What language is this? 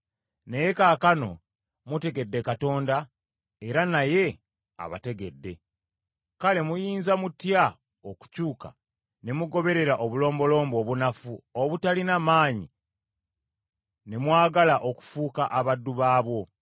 Ganda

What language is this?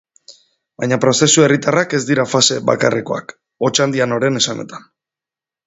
Basque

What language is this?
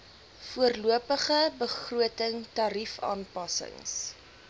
Afrikaans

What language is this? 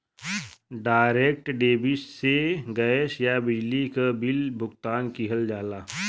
Bhojpuri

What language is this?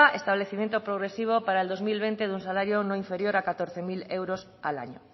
Spanish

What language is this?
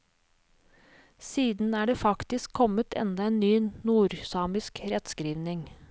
Norwegian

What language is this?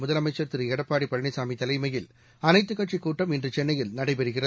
Tamil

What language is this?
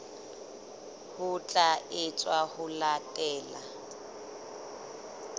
Southern Sotho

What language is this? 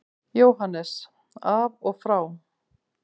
Icelandic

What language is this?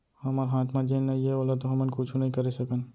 Chhattisgarhi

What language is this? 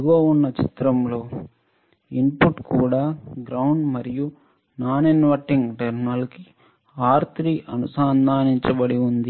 Telugu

